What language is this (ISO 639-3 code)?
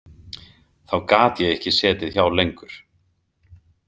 isl